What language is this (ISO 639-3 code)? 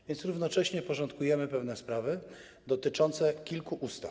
pol